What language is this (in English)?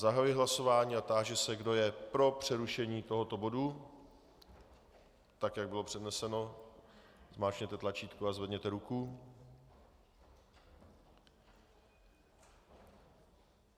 Czech